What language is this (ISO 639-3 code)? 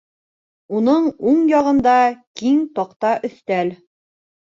bak